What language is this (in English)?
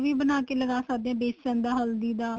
Punjabi